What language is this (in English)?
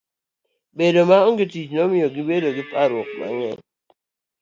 Luo (Kenya and Tanzania)